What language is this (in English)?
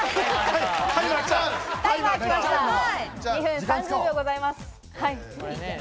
Japanese